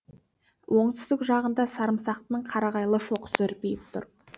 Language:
Kazakh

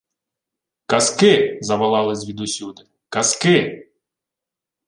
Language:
Ukrainian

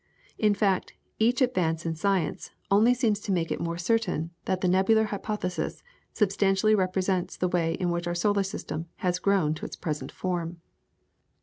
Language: English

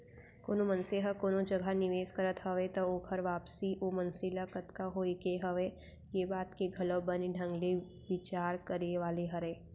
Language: Chhattisgarhi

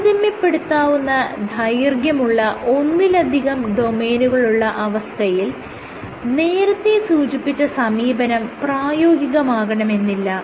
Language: Malayalam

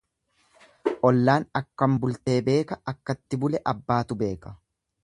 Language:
Oromo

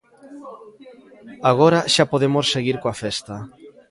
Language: Galician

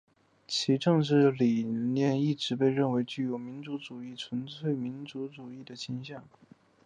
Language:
Chinese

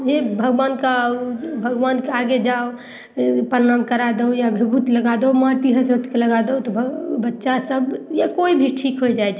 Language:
Maithili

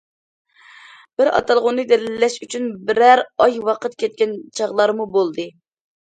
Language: Uyghur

